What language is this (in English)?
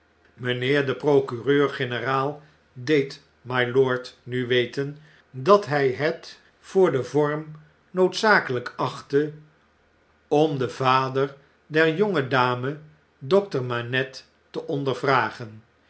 Dutch